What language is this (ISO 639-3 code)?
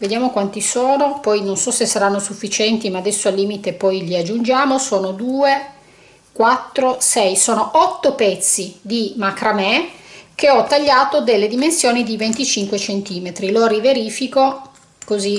ita